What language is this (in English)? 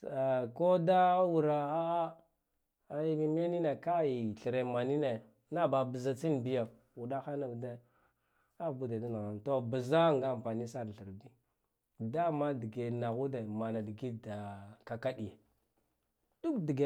Guduf-Gava